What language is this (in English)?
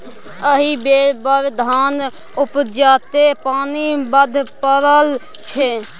Maithili